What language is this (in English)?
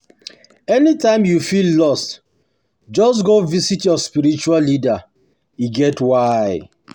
Nigerian Pidgin